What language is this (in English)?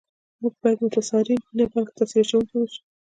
Pashto